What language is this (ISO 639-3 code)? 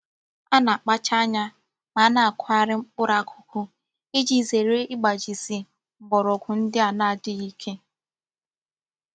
ibo